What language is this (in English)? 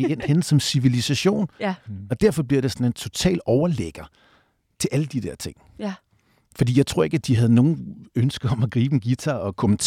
Danish